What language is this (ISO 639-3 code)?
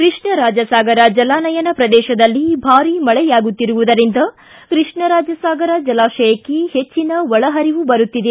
kan